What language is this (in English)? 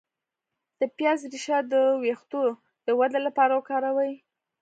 Pashto